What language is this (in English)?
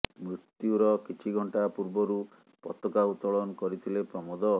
Odia